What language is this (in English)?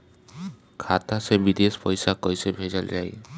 Bhojpuri